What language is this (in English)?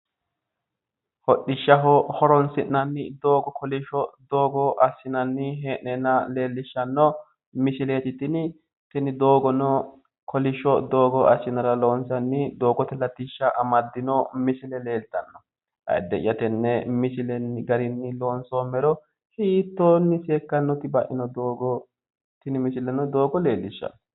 Sidamo